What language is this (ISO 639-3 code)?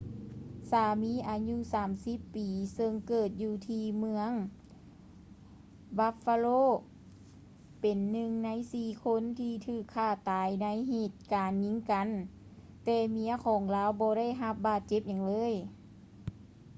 lao